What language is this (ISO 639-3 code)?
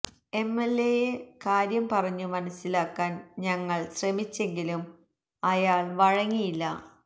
mal